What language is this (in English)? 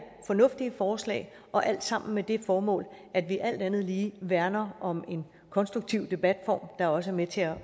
Danish